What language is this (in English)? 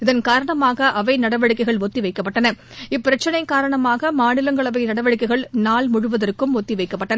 Tamil